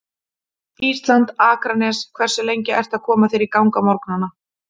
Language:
Icelandic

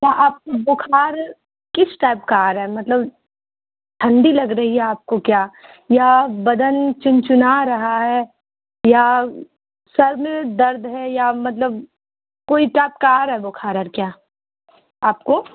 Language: Urdu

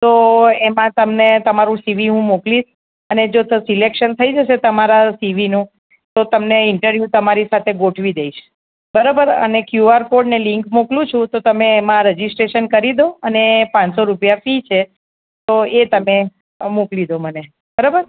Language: Gujarati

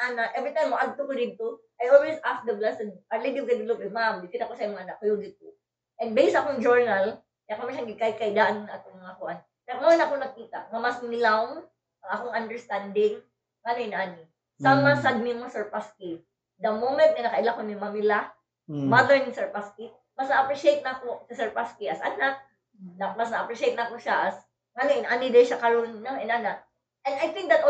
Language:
Filipino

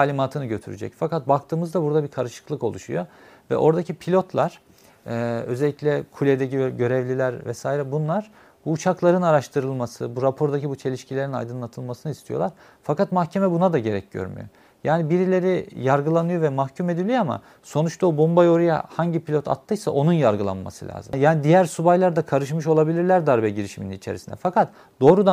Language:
Turkish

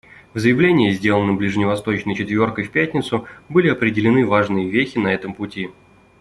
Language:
Russian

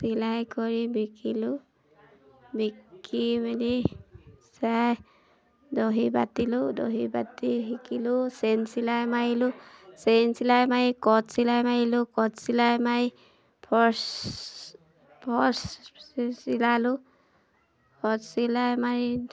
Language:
Assamese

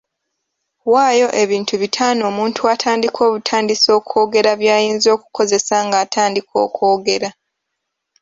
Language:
Ganda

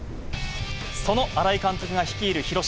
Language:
Japanese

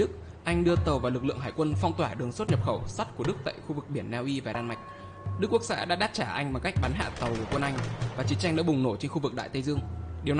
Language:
Vietnamese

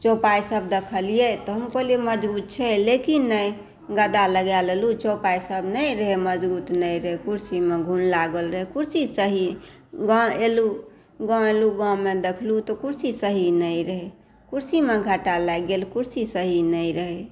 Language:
Maithili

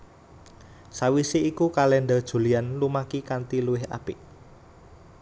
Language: Javanese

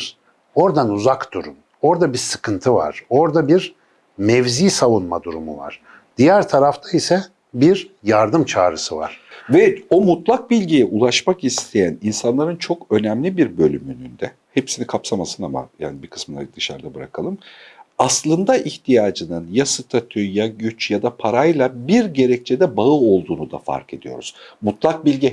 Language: Turkish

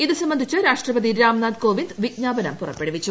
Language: Malayalam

